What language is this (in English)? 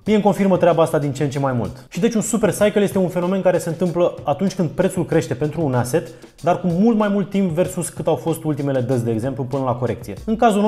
Romanian